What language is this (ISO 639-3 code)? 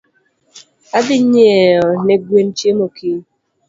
luo